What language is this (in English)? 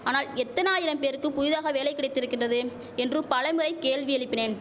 Tamil